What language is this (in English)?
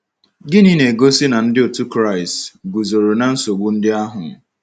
Igbo